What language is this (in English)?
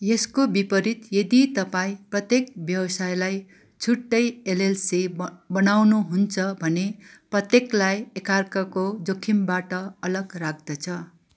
Nepali